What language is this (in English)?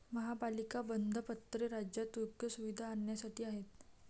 Marathi